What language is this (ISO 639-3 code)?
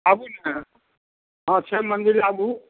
mai